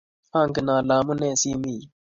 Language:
Kalenjin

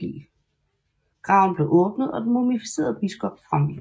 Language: Danish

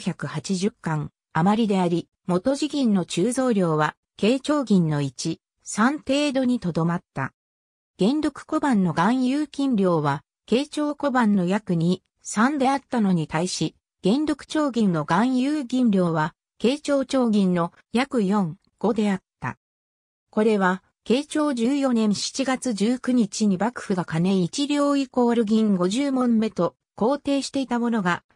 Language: Japanese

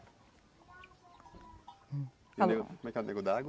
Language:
Portuguese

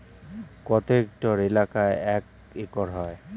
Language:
Bangla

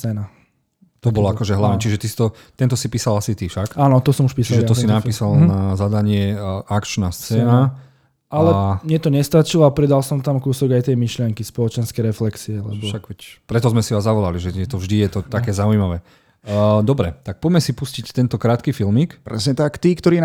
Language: Slovak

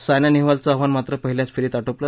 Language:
Marathi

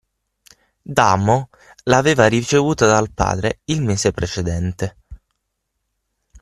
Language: Italian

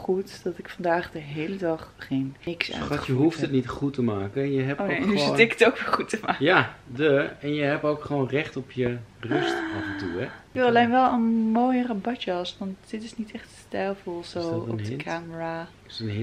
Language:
Dutch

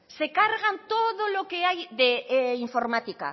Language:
Spanish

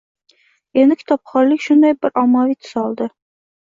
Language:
Uzbek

